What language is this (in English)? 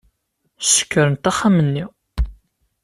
Kabyle